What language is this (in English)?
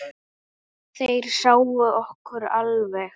Icelandic